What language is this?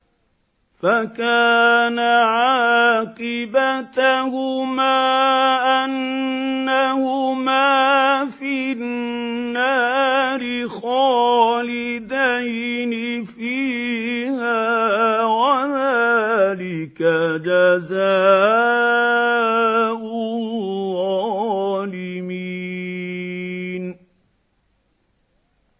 Arabic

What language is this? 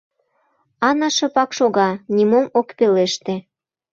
Mari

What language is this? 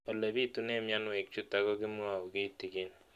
Kalenjin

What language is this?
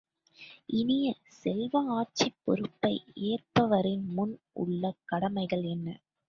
Tamil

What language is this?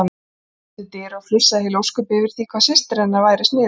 Icelandic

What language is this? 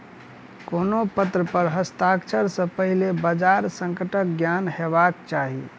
Maithili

